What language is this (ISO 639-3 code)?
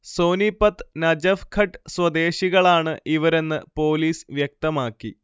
mal